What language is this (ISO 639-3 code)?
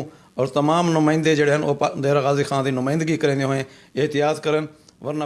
urd